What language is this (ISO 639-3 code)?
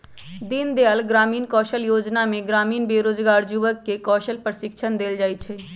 mag